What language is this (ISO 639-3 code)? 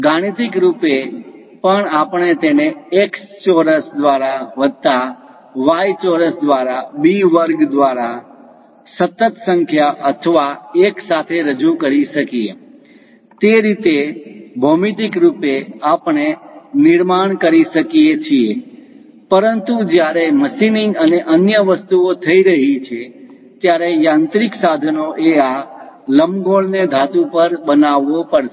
guj